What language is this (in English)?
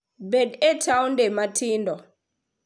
Luo (Kenya and Tanzania)